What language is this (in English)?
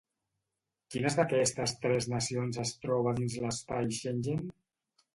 Catalan